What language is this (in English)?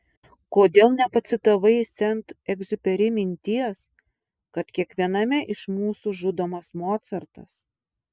Lithuanian